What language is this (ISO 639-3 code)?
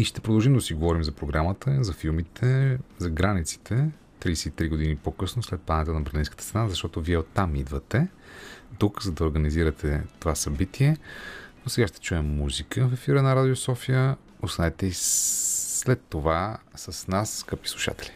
bul